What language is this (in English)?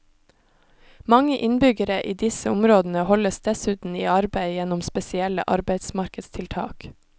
Norwegian